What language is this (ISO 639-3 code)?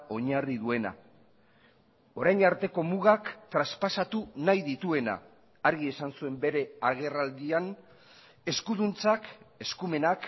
eus